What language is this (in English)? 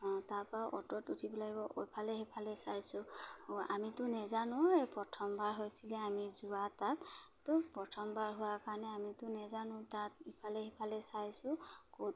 Assamese